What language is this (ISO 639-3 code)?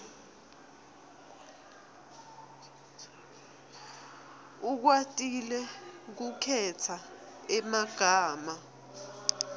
ssw